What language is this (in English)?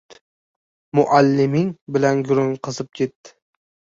Uzbek